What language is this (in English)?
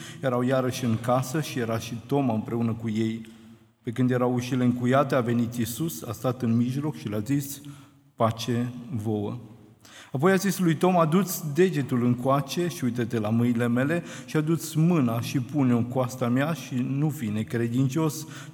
Romanian